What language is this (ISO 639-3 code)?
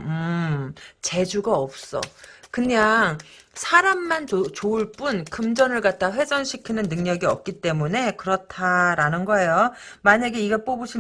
kor